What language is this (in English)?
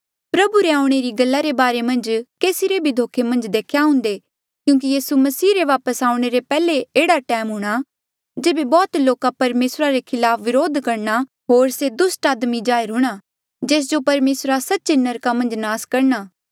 Mandeali